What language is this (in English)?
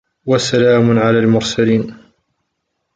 Arabic